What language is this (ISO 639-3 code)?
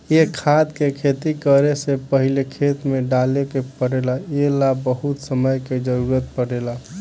bho